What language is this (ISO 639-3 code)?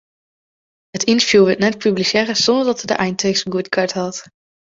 fry